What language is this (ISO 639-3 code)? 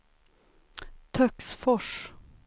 swe